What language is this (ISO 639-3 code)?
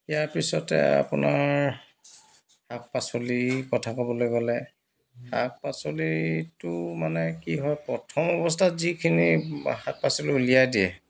asm